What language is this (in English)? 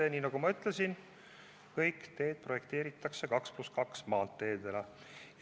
Estonian